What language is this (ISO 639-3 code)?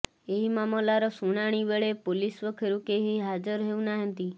ori